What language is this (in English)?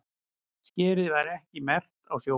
Icelandic